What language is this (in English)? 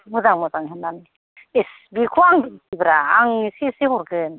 Bodo